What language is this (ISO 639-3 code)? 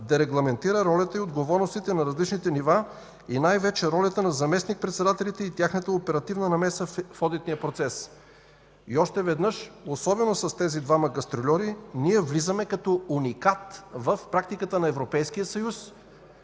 bul